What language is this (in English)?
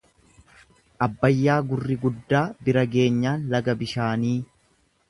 Oromo